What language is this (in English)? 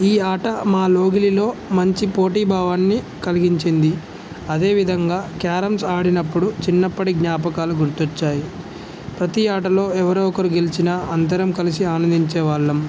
Telugu